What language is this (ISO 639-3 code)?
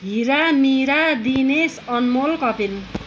nep